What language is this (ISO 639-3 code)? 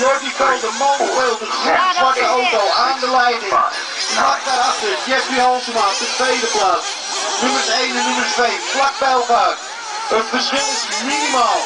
nld